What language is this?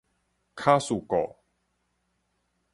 Min Nan Chinese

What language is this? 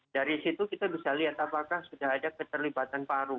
Indonesian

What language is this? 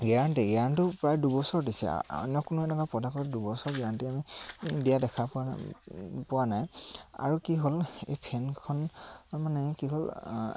Assamese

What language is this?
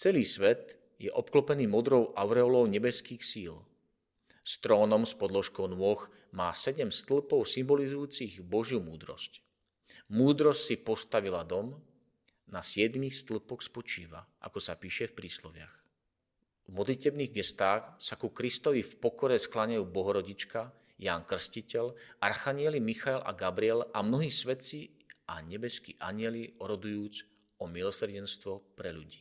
Slovak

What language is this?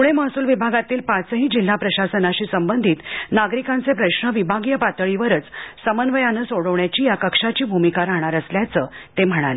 Marathi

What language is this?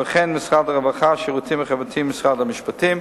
Hebrew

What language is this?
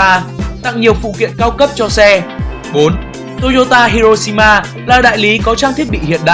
Vietnamese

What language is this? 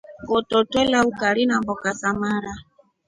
Rombo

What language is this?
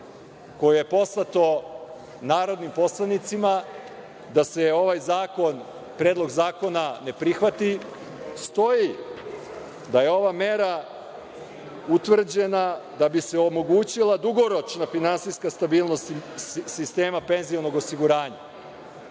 Serbian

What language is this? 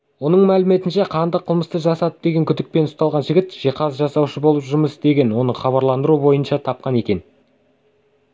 Kazakh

